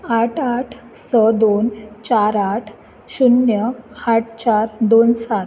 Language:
Konkani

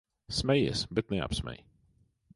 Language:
Latvian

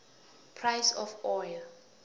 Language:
South Ndebele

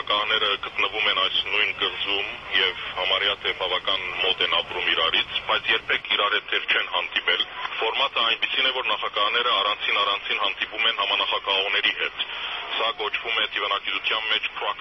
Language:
Turkish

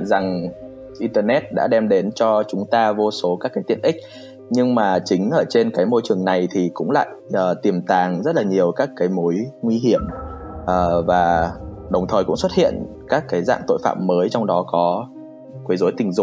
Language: Vietnamese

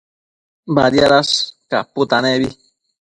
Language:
Matsés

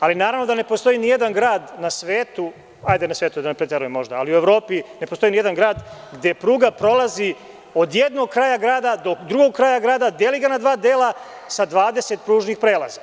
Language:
Serbian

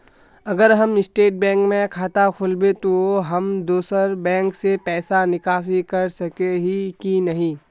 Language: Magahi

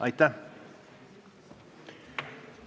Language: Estonian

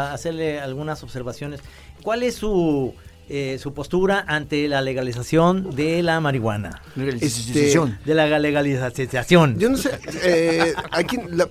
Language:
Spanish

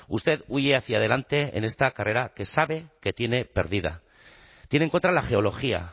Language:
Spanish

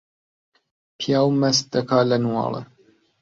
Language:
Central Kurdish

